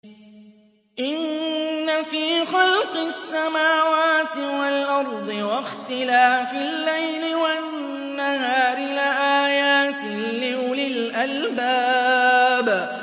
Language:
Arabic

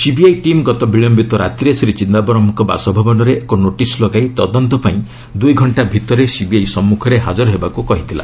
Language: Odia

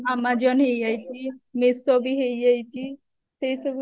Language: Odia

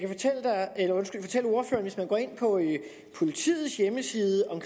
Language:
Danish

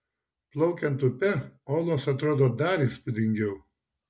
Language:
Lithuanian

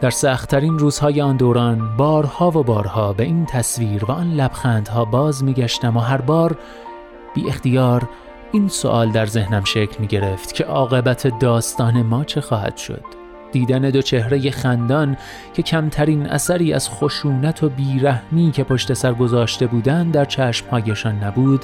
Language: Persian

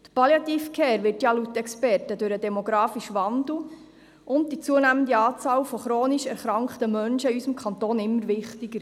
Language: Swiss German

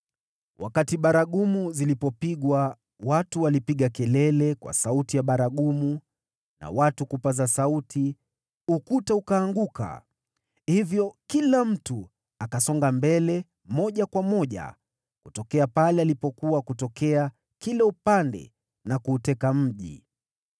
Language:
Swahili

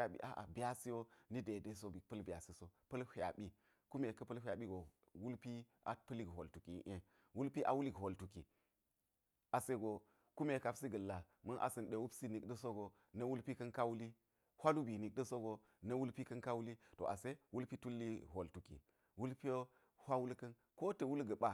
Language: Geji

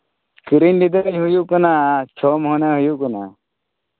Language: Santali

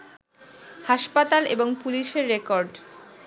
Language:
Bangla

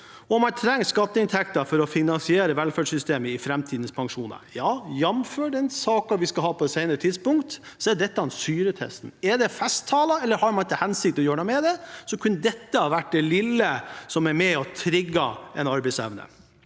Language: Norwegian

